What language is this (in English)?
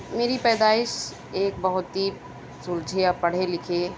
Urdu